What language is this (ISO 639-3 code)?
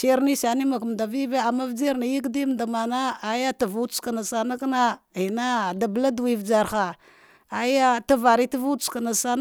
dgh